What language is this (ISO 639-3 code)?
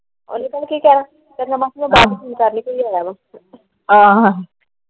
pan